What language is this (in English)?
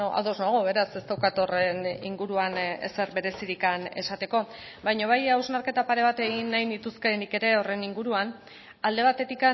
Basque